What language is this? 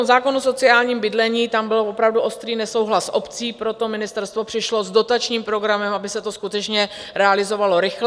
Czech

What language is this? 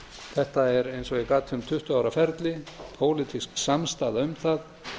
Icelandic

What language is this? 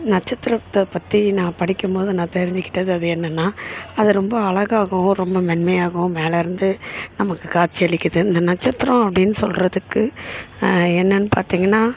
Tamil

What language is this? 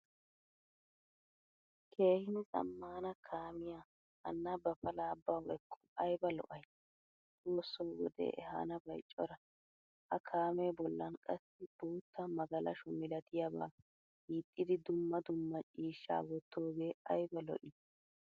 Wolaytta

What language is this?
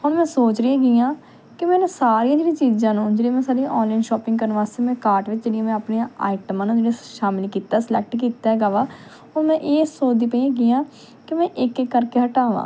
Punjabi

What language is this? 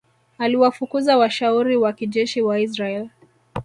Swahili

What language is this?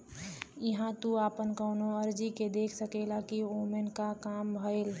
Bhojpuri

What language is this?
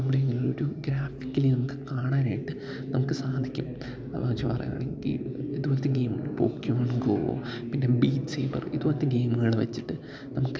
Malayalam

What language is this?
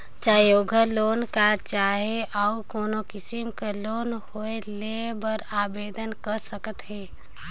Chhattisgarhi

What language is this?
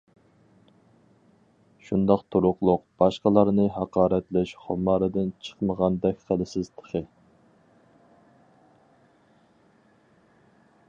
Uyghur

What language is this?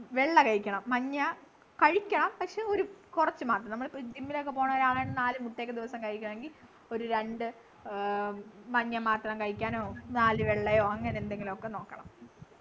Malayalam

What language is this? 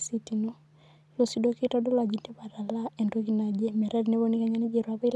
Masai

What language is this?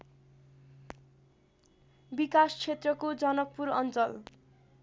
Nepali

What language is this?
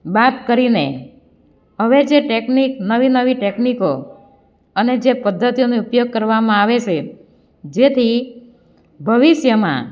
Gujarati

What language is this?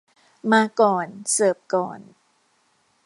Thai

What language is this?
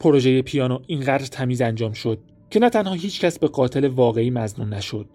Persian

